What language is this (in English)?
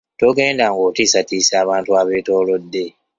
Ganda